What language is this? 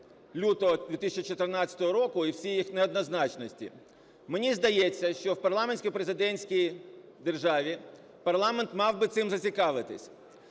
Ukrainian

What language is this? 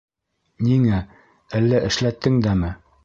Bashkir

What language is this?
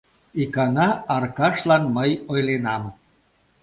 Mari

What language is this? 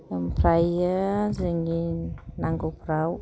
Bodo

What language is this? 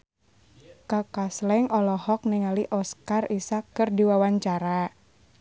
Sundanese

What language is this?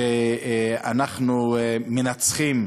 Hebrew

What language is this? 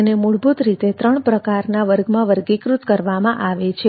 Gujarati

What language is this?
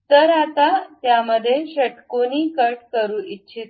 Marathi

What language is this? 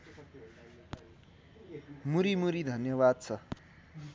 Nepali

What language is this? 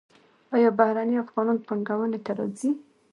Pashto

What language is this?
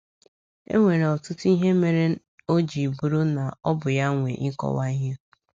Igbo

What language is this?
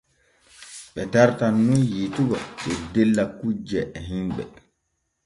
Borgu Fulfulde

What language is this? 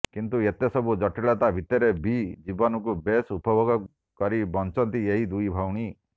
Odia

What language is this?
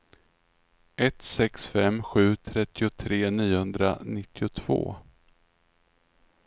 Swedish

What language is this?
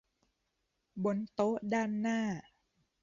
Thai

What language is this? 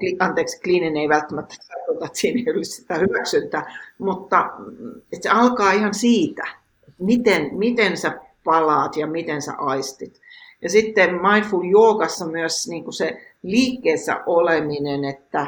Finnish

